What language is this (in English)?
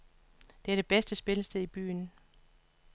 Danish